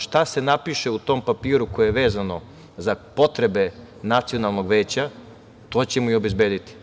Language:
Serbian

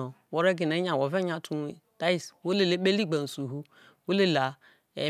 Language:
Isoko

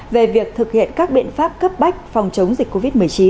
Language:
Vietnamese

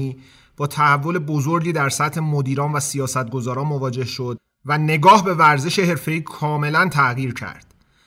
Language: Persian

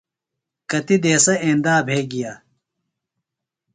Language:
Phalura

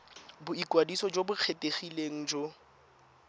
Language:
Tswana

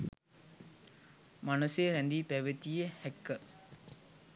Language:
Sinhala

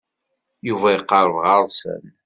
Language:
Kabyle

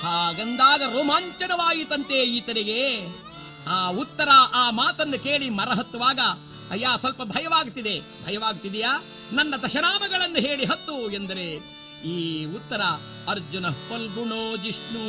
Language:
Kannada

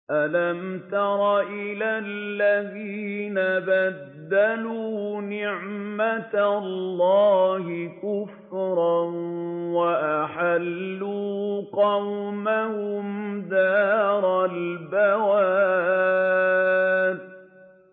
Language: Arabic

